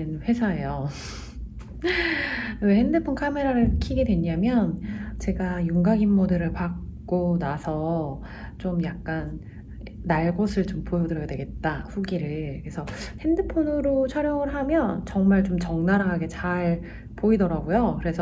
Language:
Korean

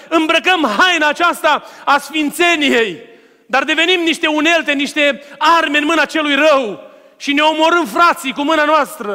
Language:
Romanian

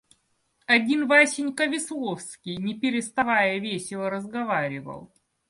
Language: Russian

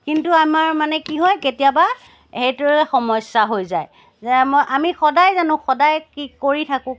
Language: Assamese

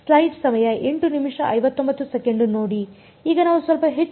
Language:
Kannada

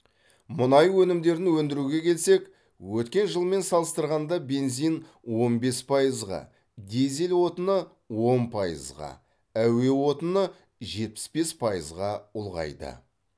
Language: Kazakh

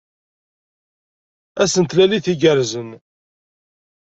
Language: Kabyle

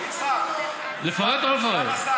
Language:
Hebrew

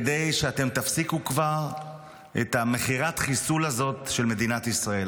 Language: Hebrew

